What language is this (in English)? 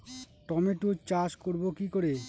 Bangla